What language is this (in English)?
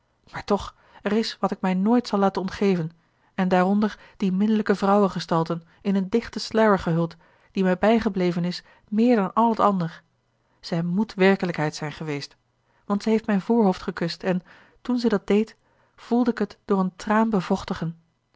Dutch